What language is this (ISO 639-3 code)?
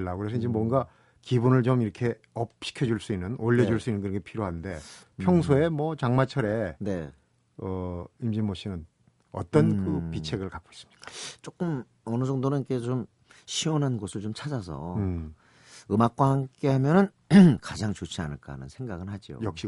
kor